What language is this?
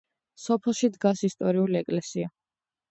Georgian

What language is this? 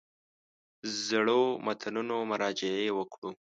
Pashto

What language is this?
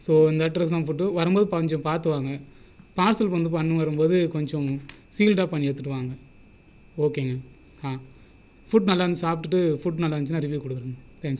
Tamil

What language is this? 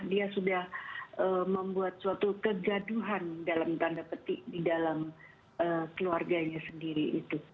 Indonesian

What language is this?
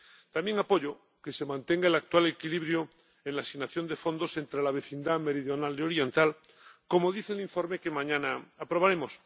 Spanish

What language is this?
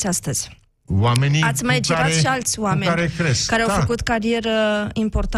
Romanian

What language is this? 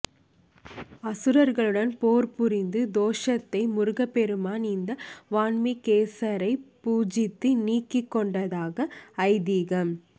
Tamil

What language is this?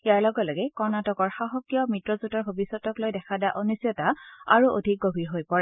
Assamese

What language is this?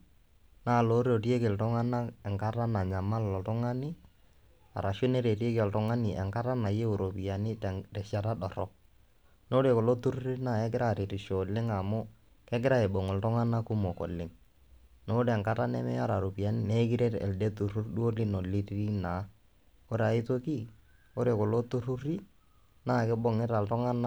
Masai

